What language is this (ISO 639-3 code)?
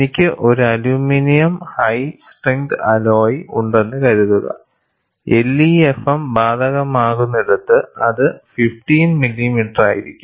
mal